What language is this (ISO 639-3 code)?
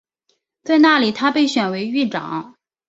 zho